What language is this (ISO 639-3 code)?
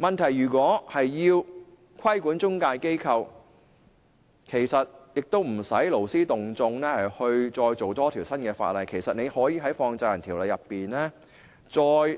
yue